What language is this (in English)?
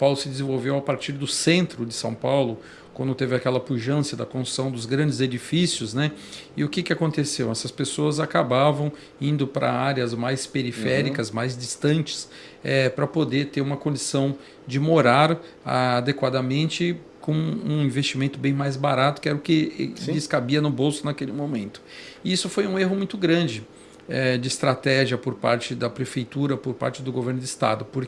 Portuguese